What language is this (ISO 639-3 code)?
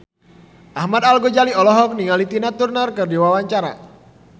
sun